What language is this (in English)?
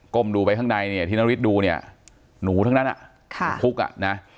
Thai